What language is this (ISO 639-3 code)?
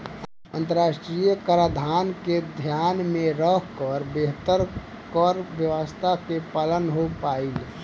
bho